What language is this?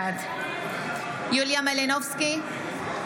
Hebrew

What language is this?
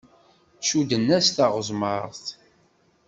Kabyle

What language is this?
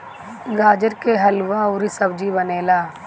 Bhojpuri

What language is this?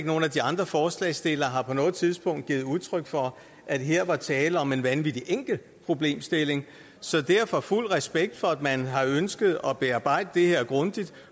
Danish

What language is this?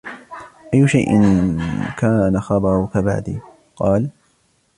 Arabic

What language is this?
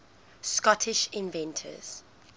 English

